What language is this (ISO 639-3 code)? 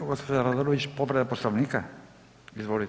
hrv